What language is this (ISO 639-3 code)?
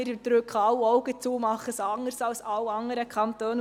gsw